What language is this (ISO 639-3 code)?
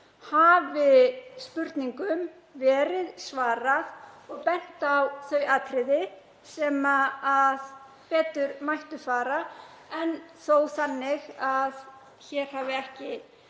isl